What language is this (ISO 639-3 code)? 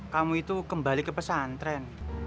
ind